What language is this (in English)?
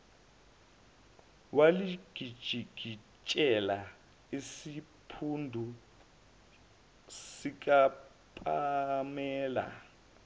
Zulu